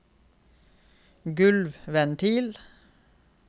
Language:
Norwegian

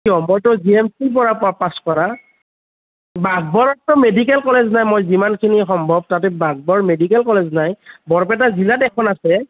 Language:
Assamese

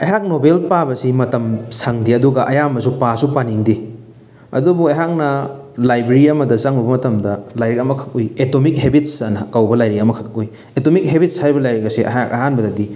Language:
Manipuri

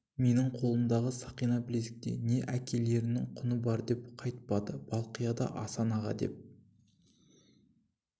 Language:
Kazakh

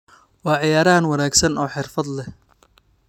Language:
Somali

